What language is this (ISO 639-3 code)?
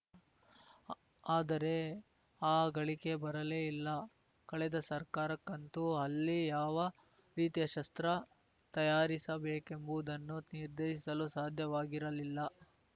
kan